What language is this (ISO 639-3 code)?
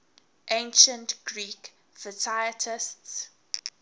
eng